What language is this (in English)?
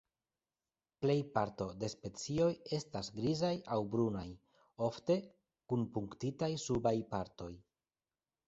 Esperanto